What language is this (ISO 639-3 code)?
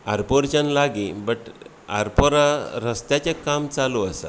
kok